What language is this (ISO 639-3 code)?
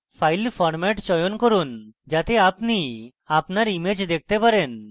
ben